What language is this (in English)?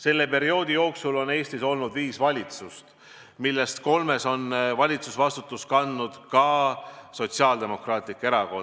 Estonian